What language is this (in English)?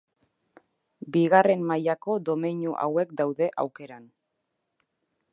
Basque